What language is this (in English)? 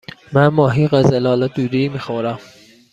Persian